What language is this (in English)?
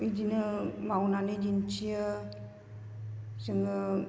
Bodo